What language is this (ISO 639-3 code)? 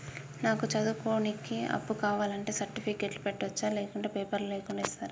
tel